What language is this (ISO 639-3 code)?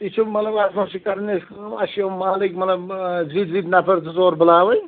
kas